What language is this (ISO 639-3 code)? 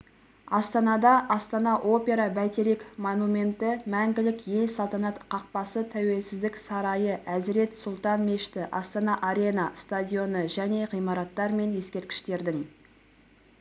kaz